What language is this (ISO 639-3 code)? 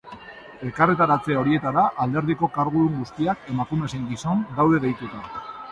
eus